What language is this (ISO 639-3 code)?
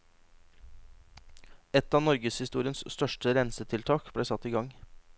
nor